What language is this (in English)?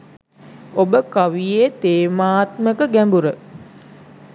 Sinhala